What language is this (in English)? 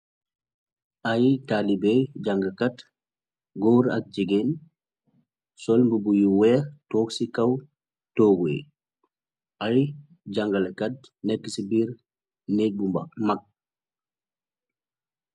Wolof